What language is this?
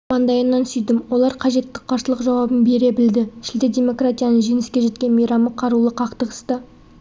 Kazakh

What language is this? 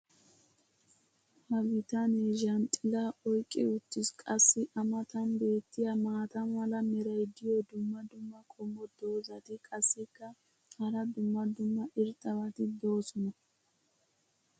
Wolaytta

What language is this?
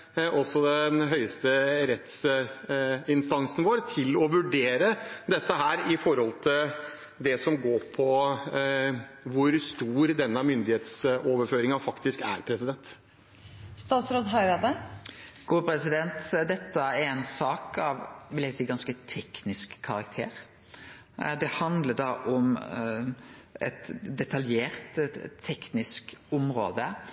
Norwegian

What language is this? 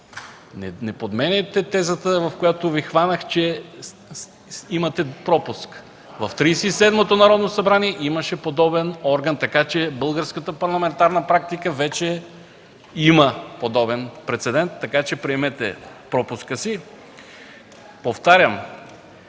Bulgarian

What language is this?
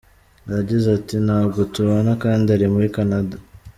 Kinyarwanda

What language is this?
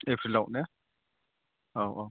Bodo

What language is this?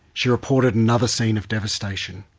English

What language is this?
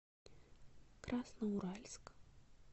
Russian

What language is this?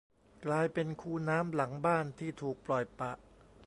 Thai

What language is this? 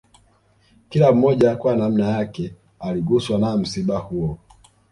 Swahili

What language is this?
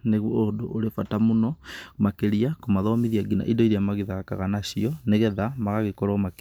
Kikuyu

